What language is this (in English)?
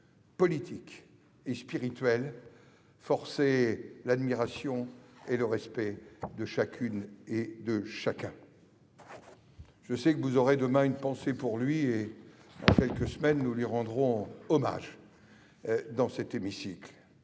French